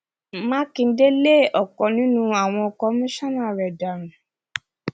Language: Yoruba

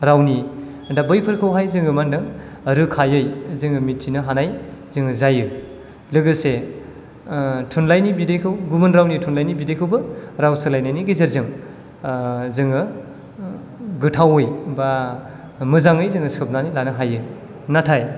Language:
Bodo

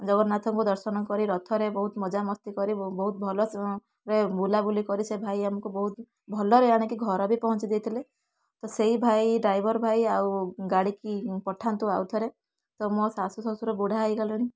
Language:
Odia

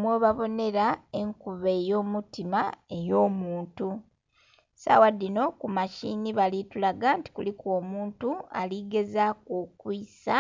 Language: Soga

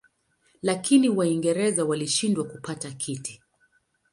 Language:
Swahili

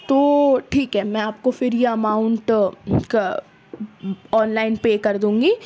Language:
Urdu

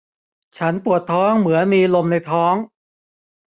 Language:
Thai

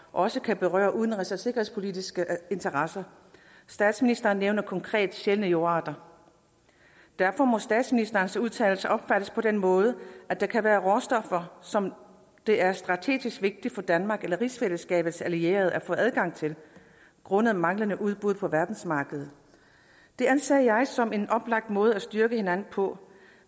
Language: Danish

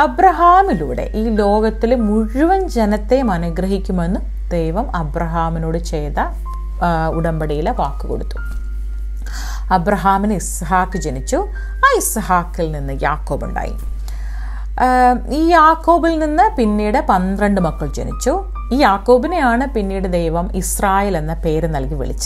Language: Turkish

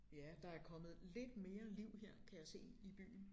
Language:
Danish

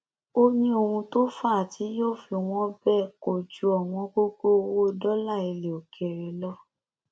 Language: Yoruba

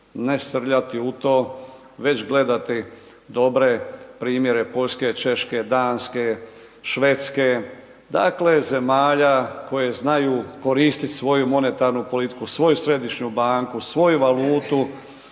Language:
Croatian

